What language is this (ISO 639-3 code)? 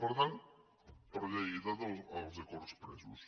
cat